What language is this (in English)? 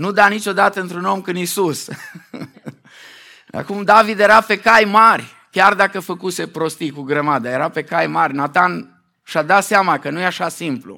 Romanian